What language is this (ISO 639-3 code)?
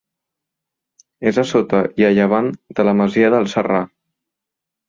cat